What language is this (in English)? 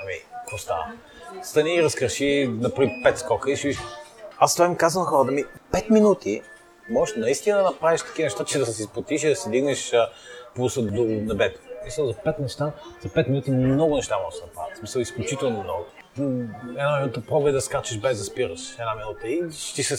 Bulgarian